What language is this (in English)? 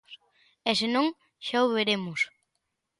Galician